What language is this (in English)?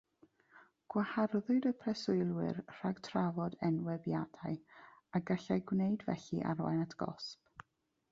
Welsh